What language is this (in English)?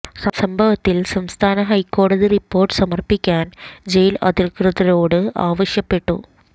Malayalam